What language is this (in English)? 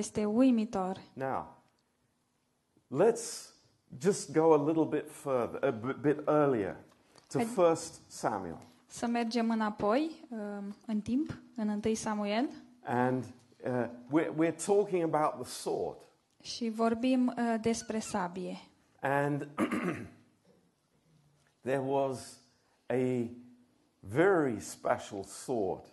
Romanian